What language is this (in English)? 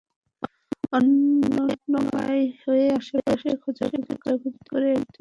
Bangla